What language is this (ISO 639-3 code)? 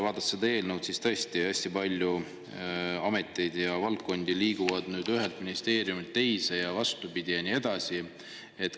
est